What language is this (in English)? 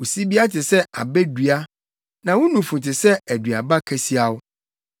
Akan